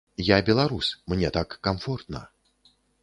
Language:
Belarusian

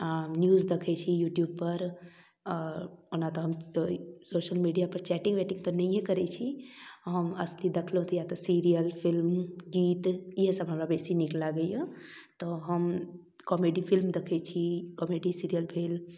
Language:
Maithili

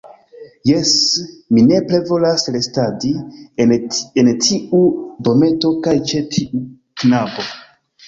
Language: Esperanto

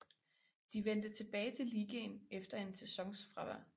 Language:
Danish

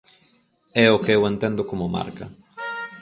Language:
Galician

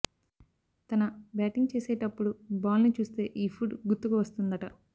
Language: Telugu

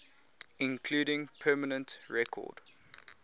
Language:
English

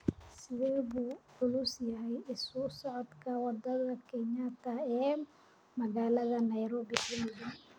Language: Somali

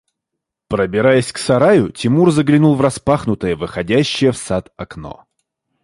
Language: Russian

